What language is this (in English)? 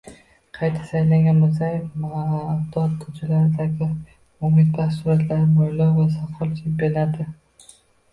Uzbek